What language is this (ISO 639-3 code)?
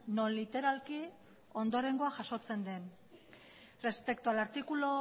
eus